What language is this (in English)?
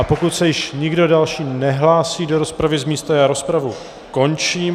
Czech